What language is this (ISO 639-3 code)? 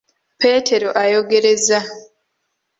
lug